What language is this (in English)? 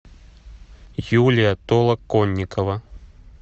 Russian